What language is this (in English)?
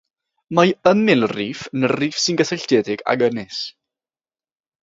Welsh